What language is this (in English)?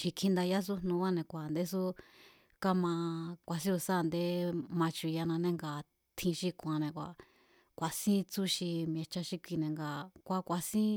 Mazatlán Mazatec